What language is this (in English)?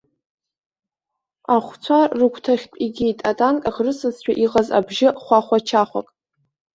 Abkhazian